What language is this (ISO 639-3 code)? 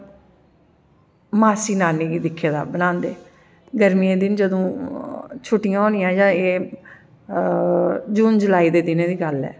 doi